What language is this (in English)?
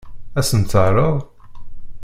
Kabyle